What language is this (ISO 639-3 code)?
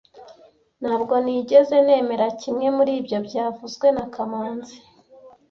kin